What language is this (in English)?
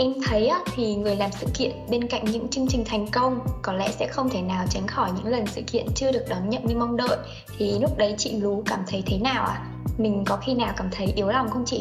Vietnamese